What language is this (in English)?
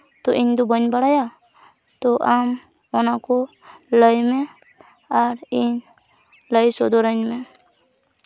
Santali